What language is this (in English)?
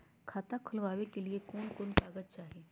Magahi